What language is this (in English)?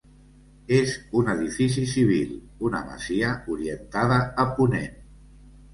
Catalan